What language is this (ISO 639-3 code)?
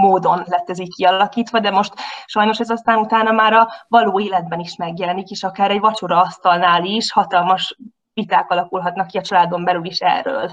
hun